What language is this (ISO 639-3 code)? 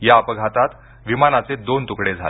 mar